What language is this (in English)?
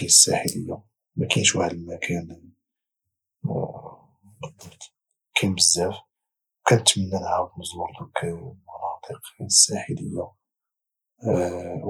Moroccan Arabic